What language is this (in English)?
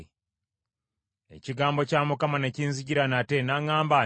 Ganda